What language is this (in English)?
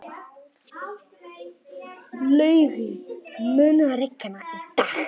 Icelandic